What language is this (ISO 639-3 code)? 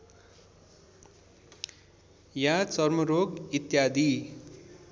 nep